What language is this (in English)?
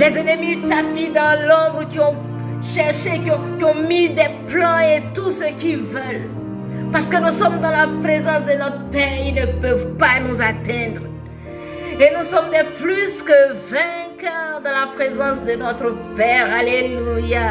French